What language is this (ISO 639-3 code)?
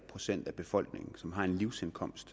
dan